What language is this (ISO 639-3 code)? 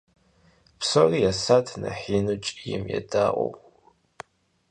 kbd